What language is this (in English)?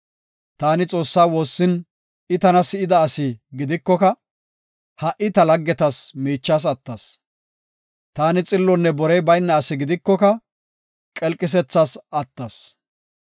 Gofa